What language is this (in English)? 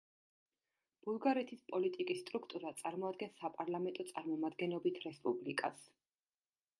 Georgian